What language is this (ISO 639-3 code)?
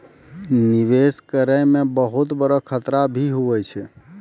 mai